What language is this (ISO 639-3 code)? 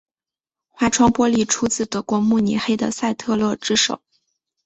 zho